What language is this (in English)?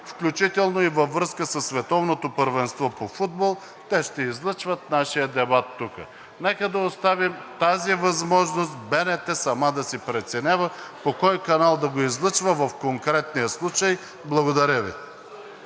Bulgarian